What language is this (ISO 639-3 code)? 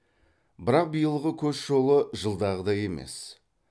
kaz